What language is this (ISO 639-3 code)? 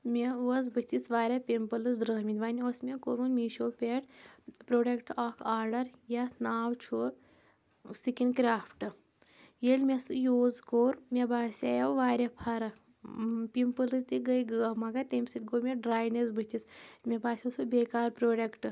kas